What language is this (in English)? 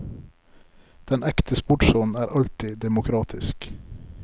Norwegian